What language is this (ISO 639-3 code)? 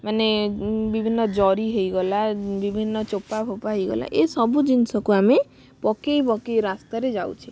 ori